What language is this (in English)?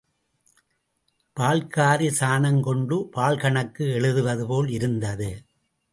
Tamil